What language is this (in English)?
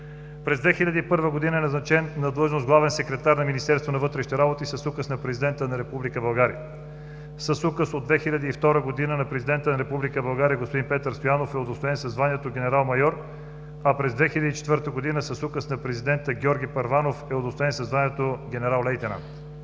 Bulgarian